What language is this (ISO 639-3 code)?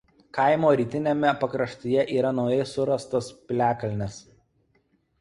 lit